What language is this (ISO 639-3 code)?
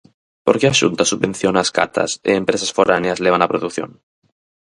glg